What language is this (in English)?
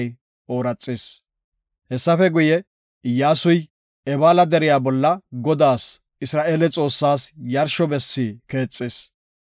Gofa